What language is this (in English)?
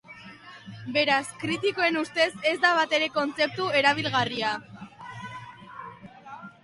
Basque